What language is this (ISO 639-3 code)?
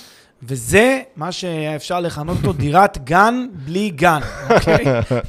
heb